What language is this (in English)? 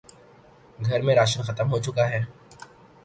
Urdu